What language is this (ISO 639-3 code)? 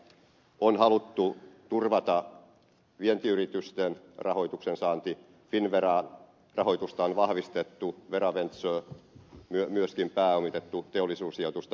fin